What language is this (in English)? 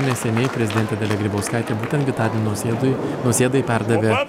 Lithuanian